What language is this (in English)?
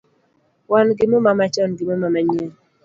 Luo (Kenya and Tanzania)